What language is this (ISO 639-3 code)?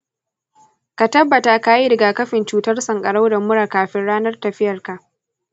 hau